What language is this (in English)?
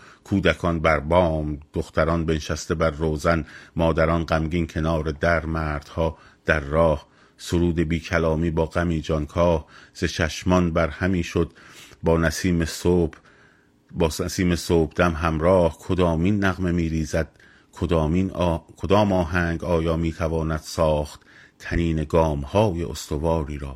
Persian